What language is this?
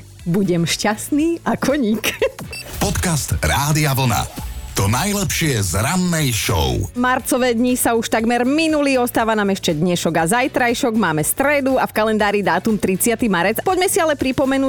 Slovak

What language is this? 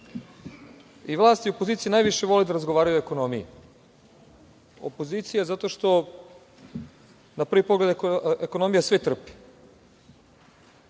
Serbian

